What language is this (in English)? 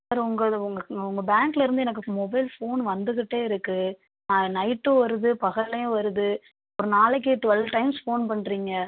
Tamil